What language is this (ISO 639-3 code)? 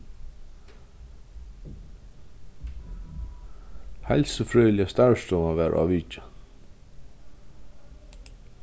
fao